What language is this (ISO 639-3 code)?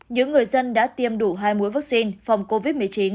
vie